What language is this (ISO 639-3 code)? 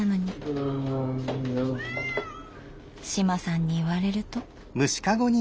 jpn